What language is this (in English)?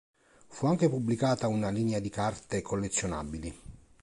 Italian